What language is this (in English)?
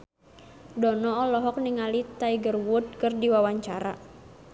Sundanese